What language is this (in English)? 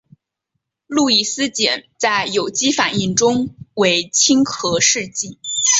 Chinese